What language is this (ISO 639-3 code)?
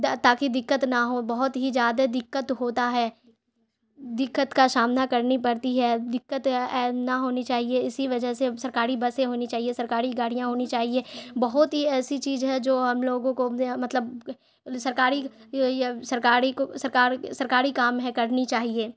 urd